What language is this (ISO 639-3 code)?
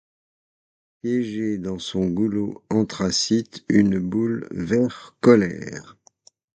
fra